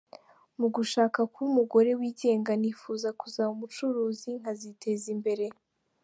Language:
Kinyarwanda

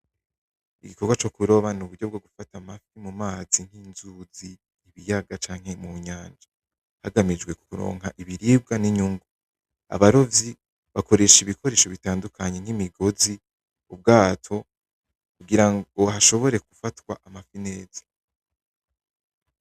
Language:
Rundi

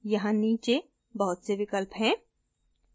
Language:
Hindi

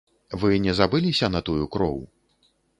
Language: Belarusian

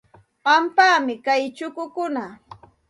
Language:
Santa Ana de Tusi Pasco Quechua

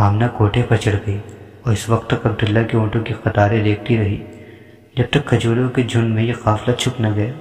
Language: Urdu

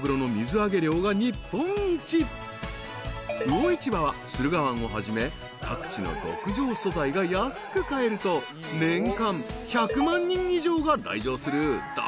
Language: Japanese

